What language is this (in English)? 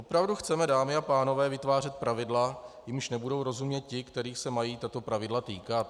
Czech